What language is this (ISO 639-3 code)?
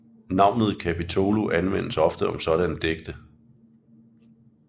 dan